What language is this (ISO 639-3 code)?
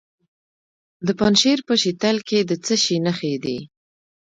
pus